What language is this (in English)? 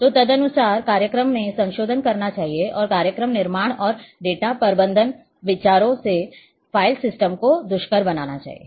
Hindi